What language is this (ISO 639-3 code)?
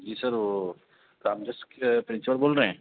urd